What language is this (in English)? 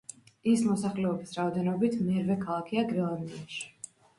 Georgian